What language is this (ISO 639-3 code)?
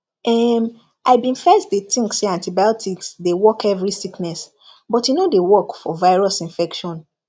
pcm